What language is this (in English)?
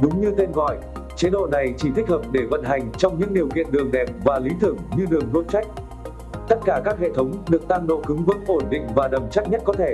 Vietnamese